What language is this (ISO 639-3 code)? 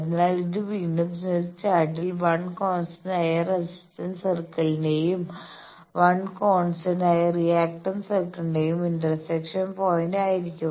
mal